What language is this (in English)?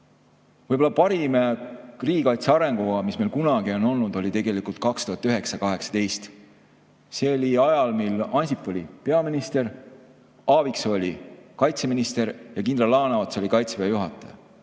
Estonian